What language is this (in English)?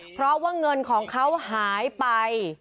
Thai